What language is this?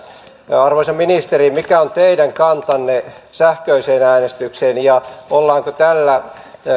Finnish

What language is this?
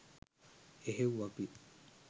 Sinhala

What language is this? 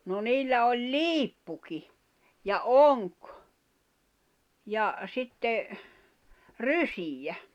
Finnish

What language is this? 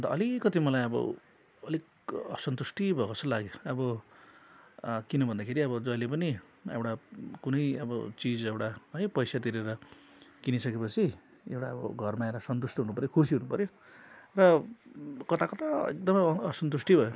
Nepali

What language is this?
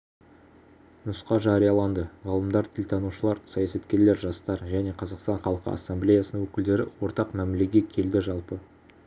Kazakh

